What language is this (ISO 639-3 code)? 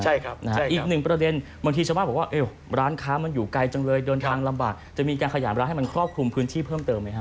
tha